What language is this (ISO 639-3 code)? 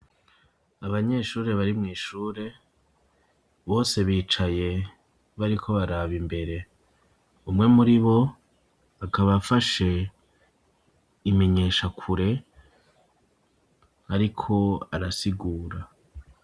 run